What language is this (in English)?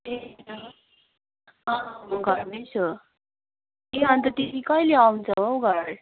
Nepali